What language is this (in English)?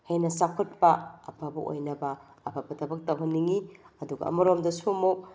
Manipuri